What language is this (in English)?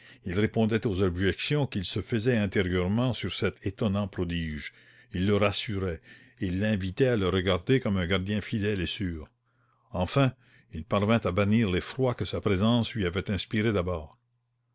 French